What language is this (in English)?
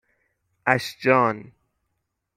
Persian